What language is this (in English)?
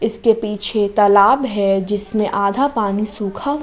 Hindi